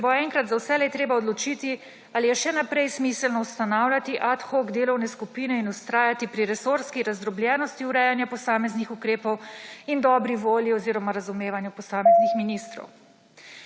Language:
Slovenian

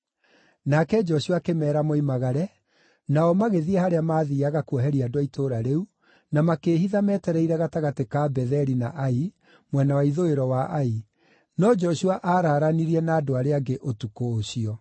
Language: Kikuyu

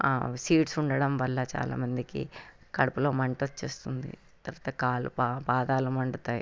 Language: Telugu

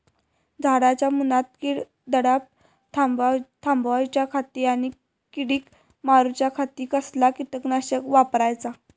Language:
Marathi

